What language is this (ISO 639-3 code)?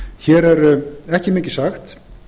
isl